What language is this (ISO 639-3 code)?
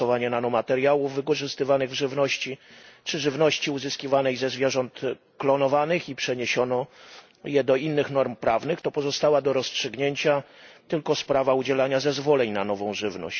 pol